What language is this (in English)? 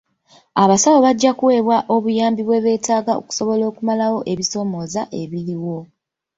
Ganda